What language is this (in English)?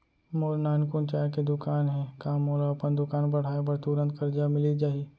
Chhattisgarhi